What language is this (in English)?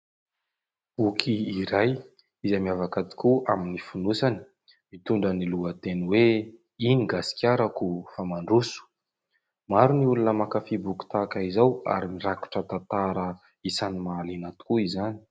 Malagasy